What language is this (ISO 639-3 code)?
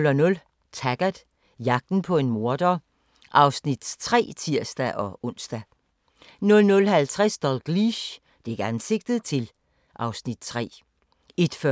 dan